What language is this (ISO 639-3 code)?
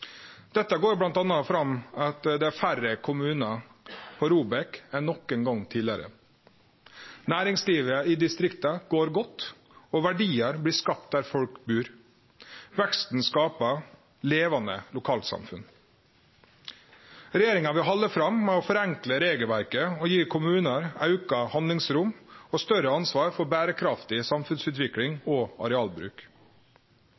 nno